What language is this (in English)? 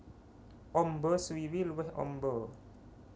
Javanese